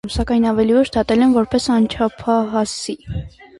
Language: Armenian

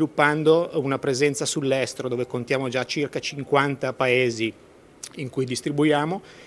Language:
Italian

